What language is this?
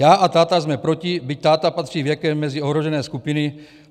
Czech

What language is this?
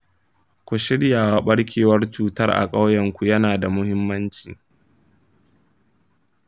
Hausa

